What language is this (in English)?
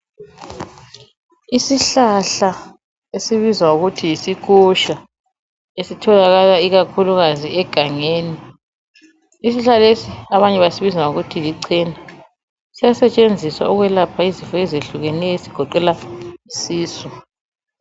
North Ndebele